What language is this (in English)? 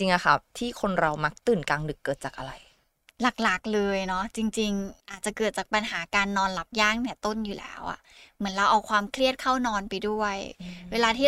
Thai